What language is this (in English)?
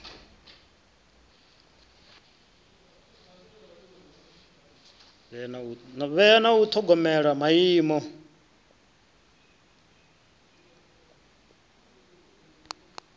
Venda